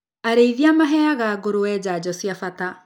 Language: Kikuyu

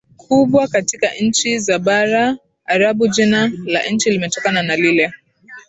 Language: Swahili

